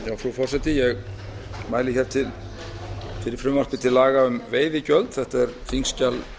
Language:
Icelandic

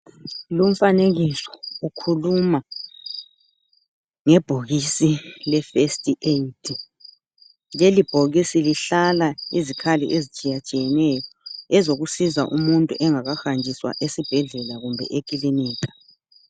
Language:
North Ndebele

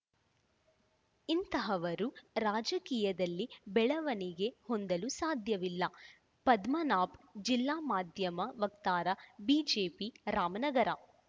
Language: Kannada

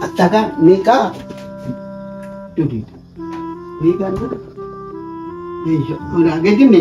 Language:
Japanese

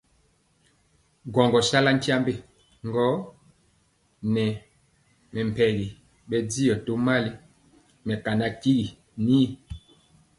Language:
Mpiemo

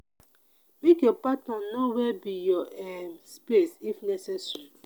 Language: Nigerian Pidgin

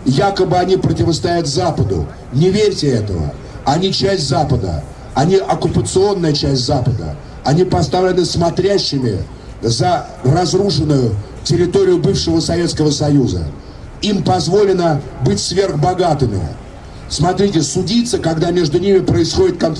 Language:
Russian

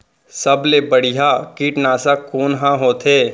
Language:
Chhattisgarhi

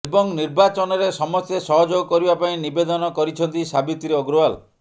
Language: Odia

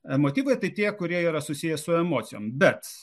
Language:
Lithuanian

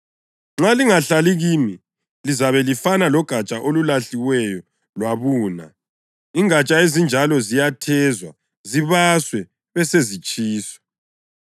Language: North Ndebele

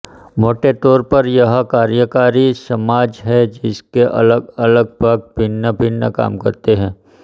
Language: Hindi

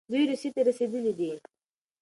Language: Pashto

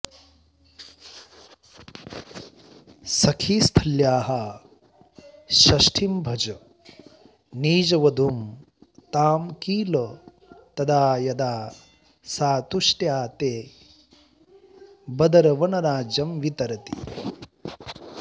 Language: Sanskrit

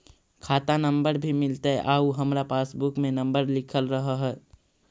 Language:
Magahi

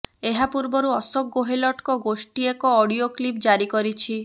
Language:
Odia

